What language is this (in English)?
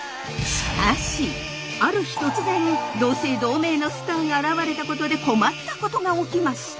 Japanese